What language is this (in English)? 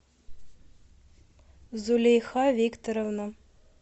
Russian